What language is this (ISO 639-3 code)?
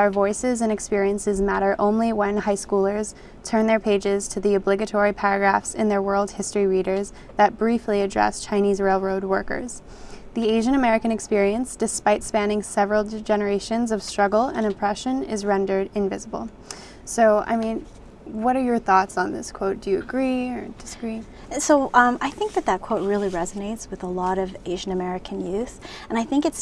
eng